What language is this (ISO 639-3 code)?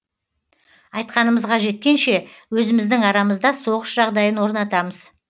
kaz